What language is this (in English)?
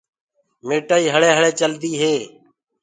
Gurgula